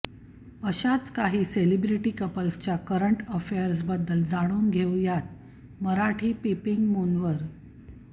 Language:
Marathi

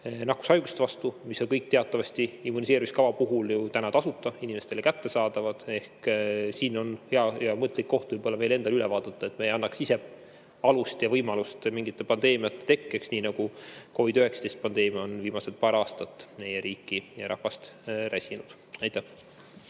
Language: Estonian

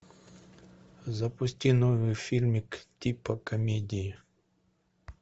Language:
Russian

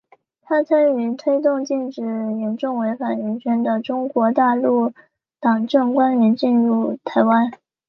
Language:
Chinese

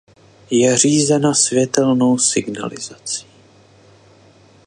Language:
Czech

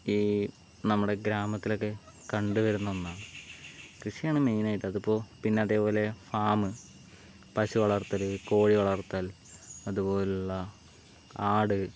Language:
Malayalam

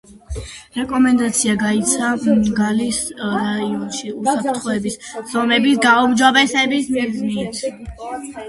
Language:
Georgian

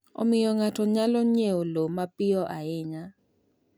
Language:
Luo (Kenya and Tanzania)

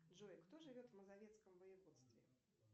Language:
Russian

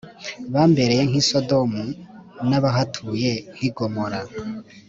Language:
Kinyarwanda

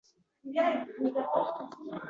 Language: Uzbek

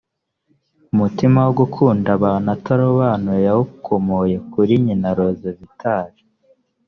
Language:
Kinyarwanda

